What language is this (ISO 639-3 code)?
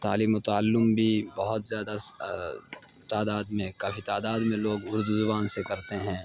urd